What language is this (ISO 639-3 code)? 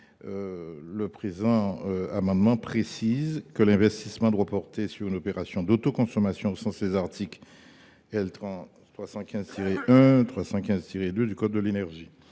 fra